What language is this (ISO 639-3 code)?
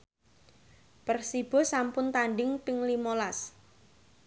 jav